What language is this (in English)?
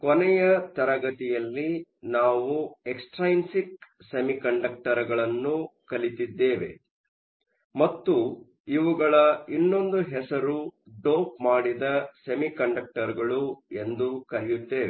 Kannada